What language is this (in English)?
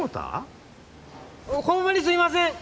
Japanese